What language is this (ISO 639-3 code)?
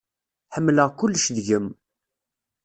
kab